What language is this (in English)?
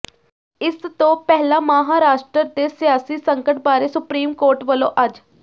Punjabi